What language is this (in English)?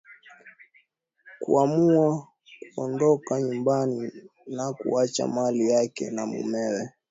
Swahili